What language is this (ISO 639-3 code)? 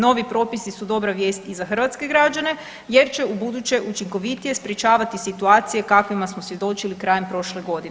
hrv